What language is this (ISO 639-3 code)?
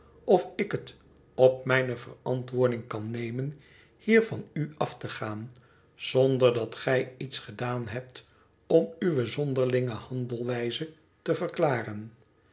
nld